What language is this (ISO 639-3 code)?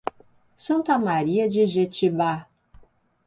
por